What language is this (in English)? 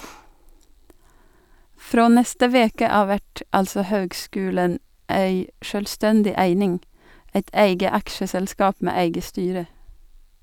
Norwegian